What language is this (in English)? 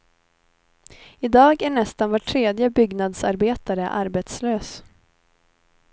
Swedish